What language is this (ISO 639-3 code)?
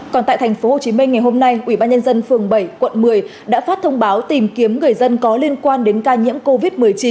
vie